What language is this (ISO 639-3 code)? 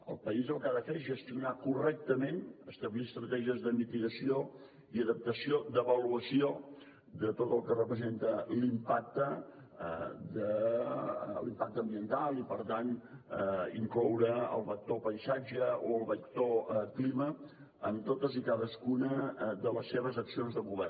cat